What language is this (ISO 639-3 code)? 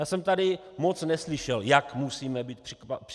ces